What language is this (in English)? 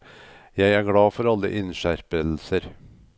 Norwegian